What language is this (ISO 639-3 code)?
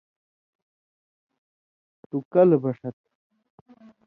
mvy